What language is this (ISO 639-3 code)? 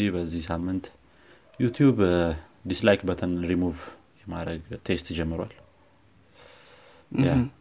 amh